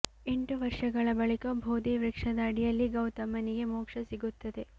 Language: Kannada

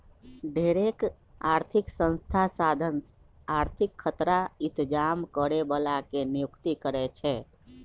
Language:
Magahi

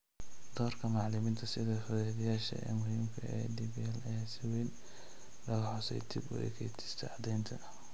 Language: Somali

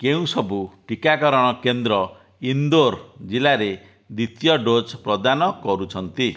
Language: Odia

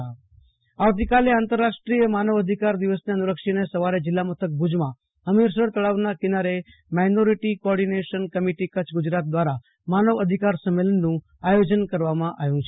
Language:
Gujarati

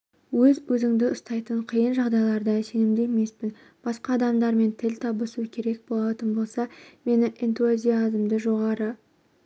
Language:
Kazakh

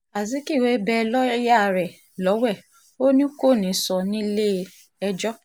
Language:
Yoruba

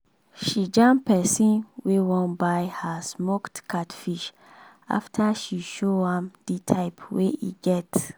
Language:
Nigerian Pidgin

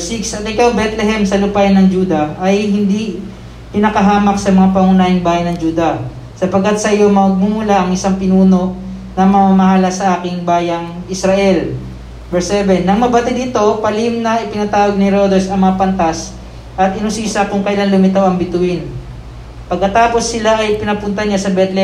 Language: Filipino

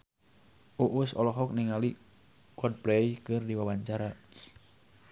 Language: Sundanese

